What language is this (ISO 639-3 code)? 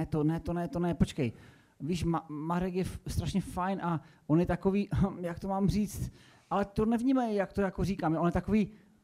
ces